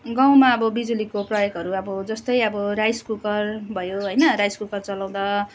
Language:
Nepali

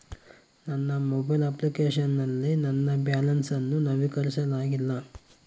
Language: Kannada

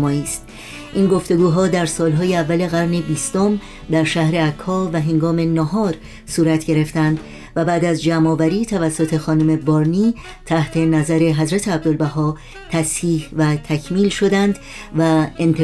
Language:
Persian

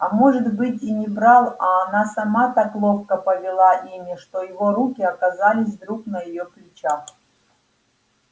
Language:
Russian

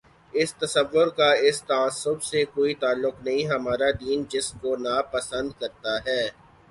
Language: Urdu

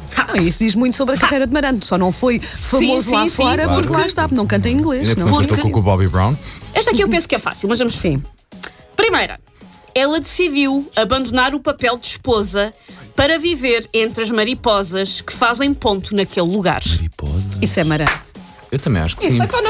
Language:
Portuguese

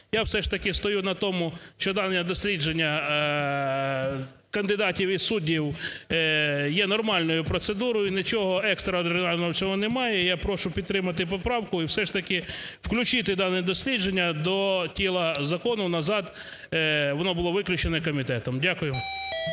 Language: Ukrainian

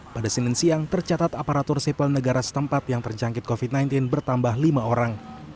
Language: Indonesian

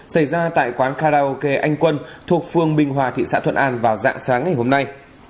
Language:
Vietnamese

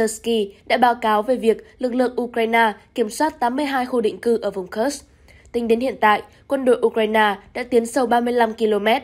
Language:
Vietnamese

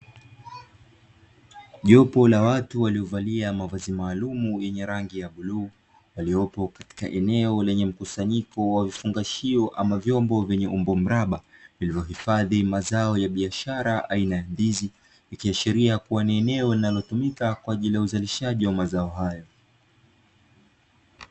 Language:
Swahili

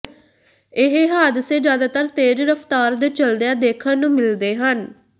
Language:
Punjabi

